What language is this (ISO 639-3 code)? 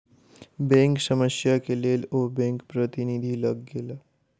mai